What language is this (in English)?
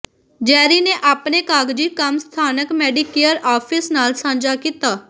Punjabi